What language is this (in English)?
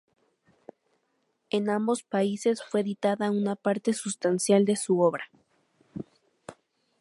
Spanish